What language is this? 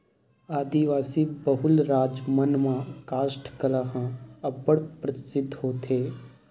Chhattisgarhi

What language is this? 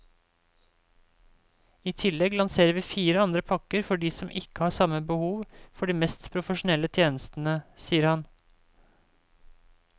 Norwegian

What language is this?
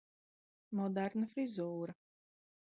Latvian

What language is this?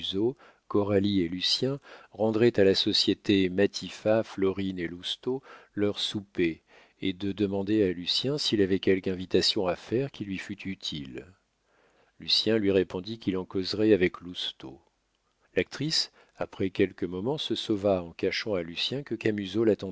French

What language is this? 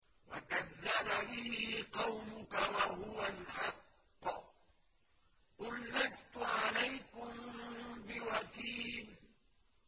Arabic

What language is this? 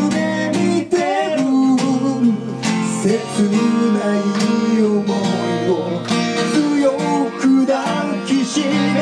Korean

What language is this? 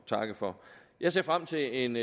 Danish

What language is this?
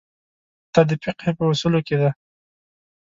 Pashto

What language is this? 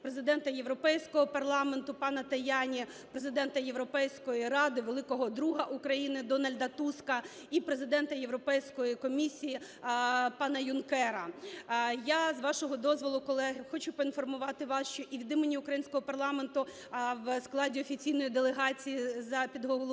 Ukrainian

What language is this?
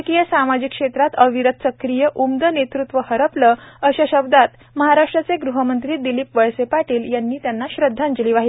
Marathi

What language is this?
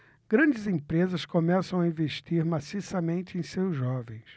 Portuguese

